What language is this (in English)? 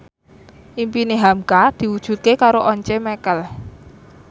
Javanese